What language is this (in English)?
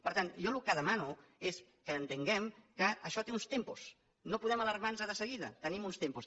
Catalan